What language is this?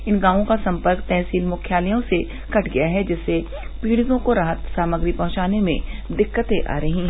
Hindi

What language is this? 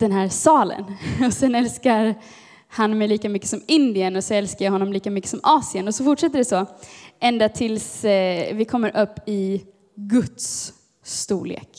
Swedish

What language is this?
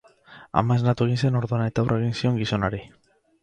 Basque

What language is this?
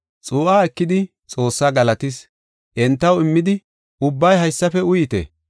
Gofa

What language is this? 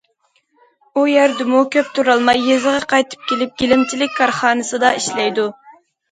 Uyghur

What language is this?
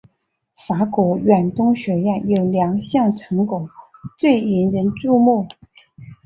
Chinese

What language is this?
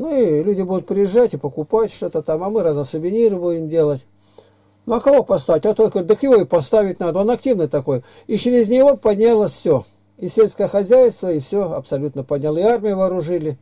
Russian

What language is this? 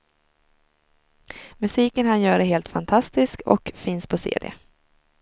Swedish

